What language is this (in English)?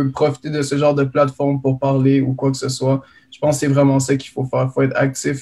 French